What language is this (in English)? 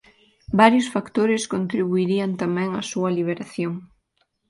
Galician